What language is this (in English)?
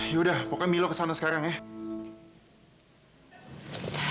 Indonesian